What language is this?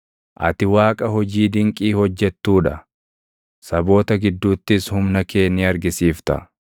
Oromo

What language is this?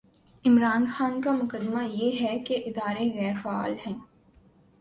Urdu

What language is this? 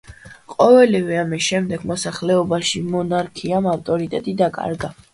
Georgian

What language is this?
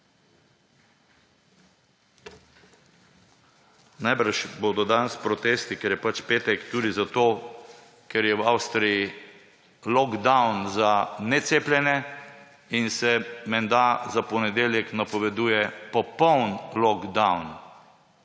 Slovenian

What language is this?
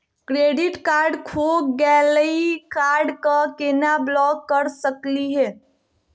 Magahi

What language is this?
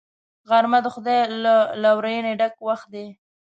Pashto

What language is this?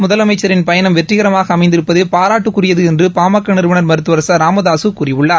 Tamil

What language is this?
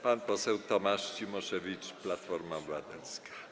Polish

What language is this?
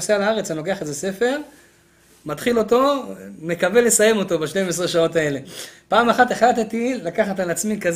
Hebrew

